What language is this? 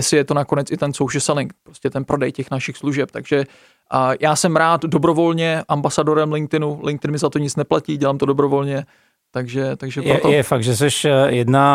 Czech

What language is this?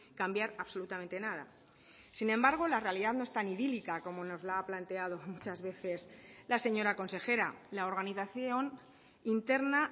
Spanish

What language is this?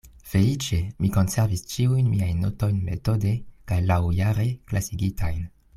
Esperanto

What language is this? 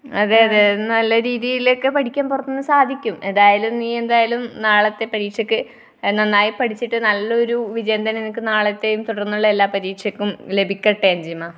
Malayalam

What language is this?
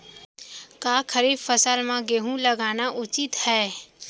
Chhattisgarhi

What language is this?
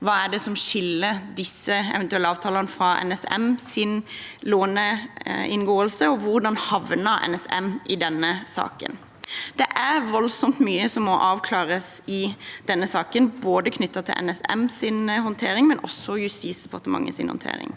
Norwegian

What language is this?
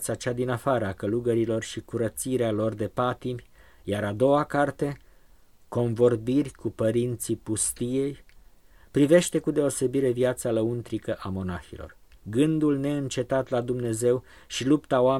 Romanian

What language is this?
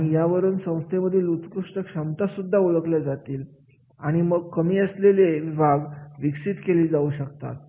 Marathi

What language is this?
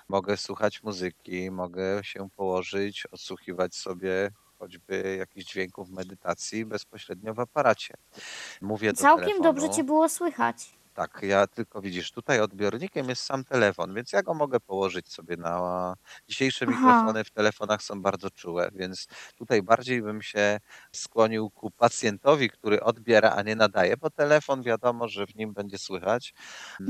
Polish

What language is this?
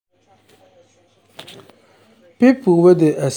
Nigerian Pidgin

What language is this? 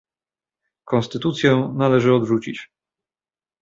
Polish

